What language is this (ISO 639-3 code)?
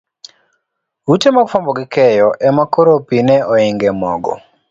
luo